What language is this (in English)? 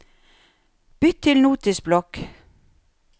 Norwegian